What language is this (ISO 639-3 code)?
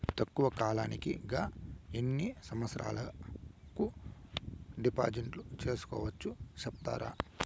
tel